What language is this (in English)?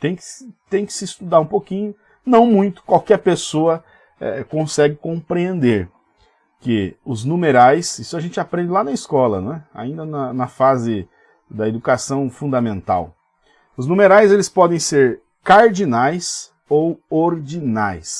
Portuguese